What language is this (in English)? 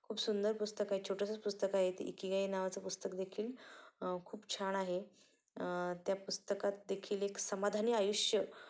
Marathi